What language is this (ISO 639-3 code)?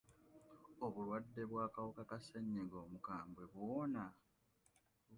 lug